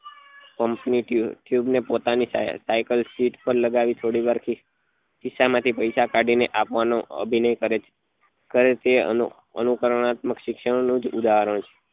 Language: Gujarati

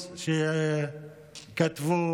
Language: Hebrew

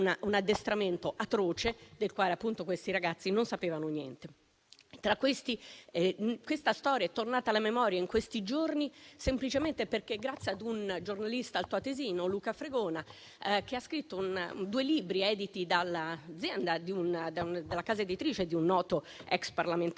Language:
Italian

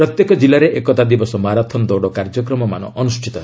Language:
Odia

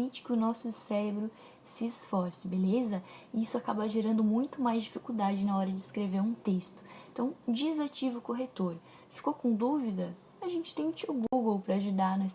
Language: Portuguese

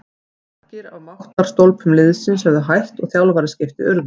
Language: Icelandic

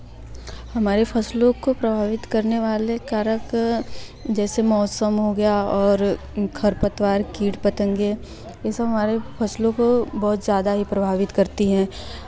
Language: Hindi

